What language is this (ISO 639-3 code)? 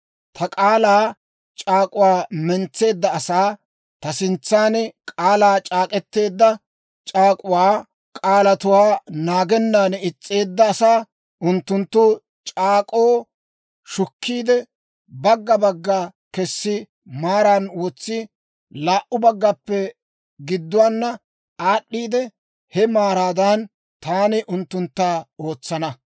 dwr